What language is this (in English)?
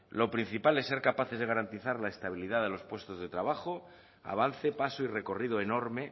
Spanish